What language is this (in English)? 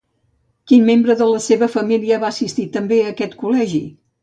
Catalan